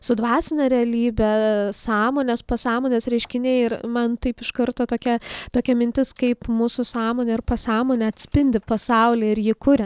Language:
Lithuanian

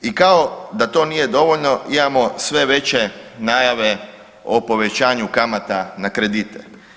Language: Croatian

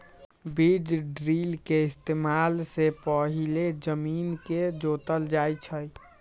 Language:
Magahi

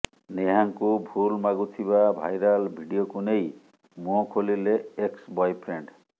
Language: Odia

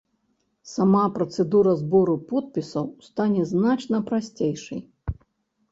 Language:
Belarusian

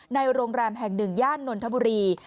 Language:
Thai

